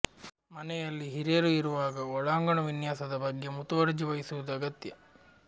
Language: Kannada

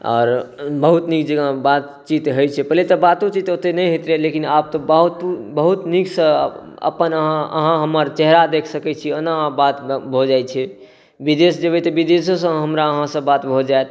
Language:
Maithili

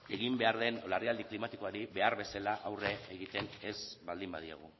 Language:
Basque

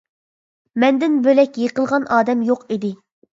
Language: Uyghur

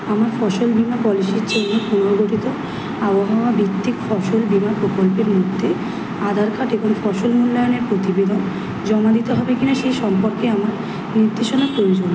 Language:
Bangla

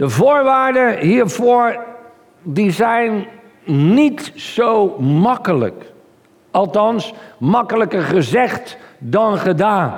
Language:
Dutch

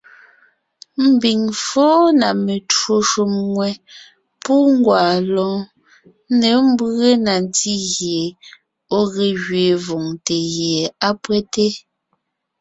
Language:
Ngiemboon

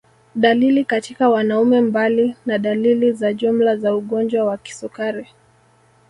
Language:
Swahili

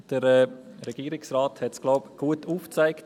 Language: Swiss German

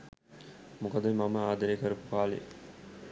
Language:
Sinhala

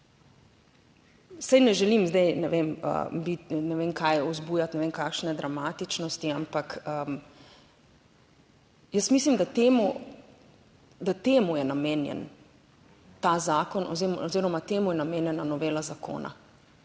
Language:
Slovenian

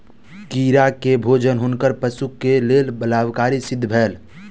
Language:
Maithili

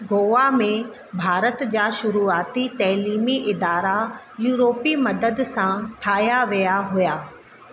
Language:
Sindhi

